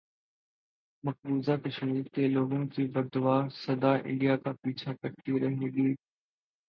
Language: Urdu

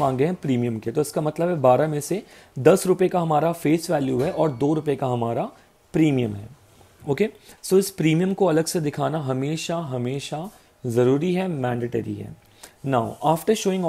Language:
Hindi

